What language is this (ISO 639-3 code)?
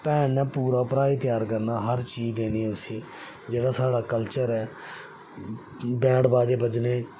doi